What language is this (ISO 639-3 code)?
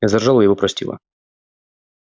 rus